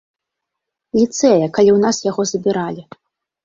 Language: Belarusian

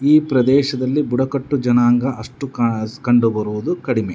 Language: Kannada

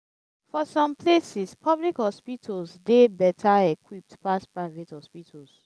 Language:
Nigerian Pidgin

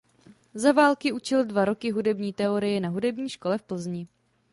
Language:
Czech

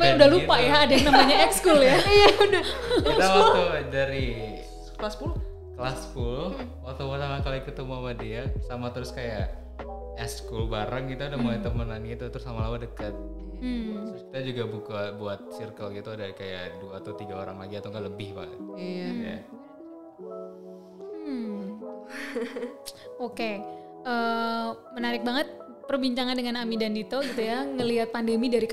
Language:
Indonesian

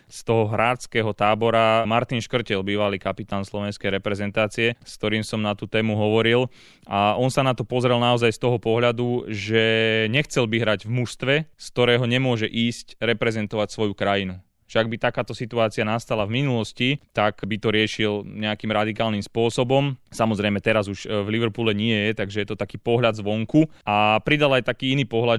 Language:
Slovak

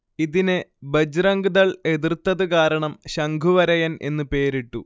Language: Malayalam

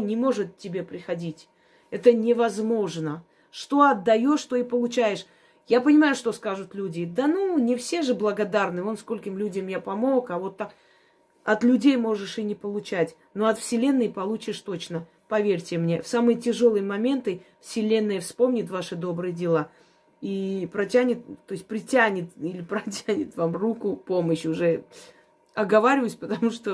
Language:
Russian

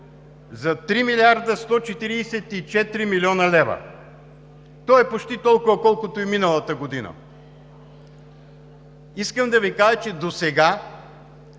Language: Bulgarian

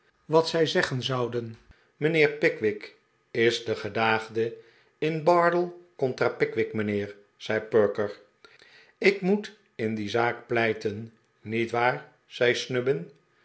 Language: Dutch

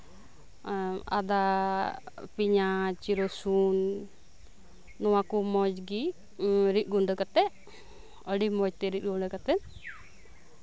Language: Santali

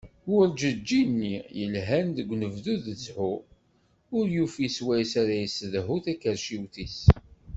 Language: Kabyle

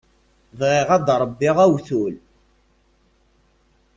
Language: Kabyle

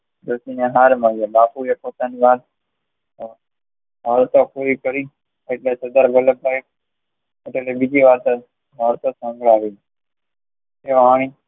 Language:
Gujarati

